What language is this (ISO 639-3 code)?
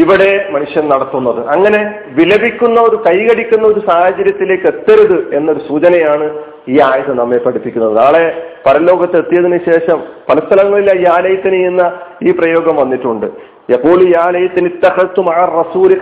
mal